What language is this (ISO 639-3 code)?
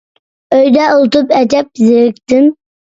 uig